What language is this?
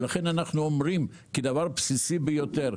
Hebrew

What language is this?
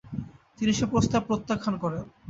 Bangla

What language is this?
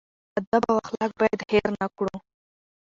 Pashto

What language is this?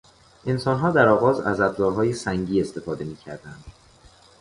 Persian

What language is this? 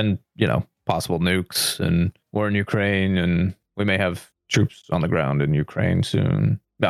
English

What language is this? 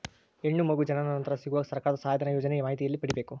Kannada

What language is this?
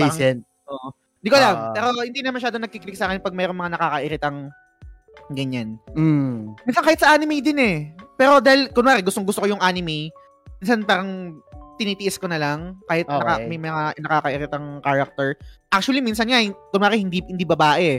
Filipino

